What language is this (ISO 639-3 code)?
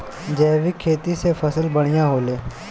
bho